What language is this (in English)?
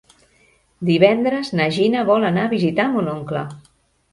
Catalan